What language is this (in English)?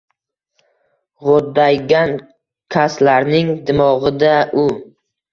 Uzbek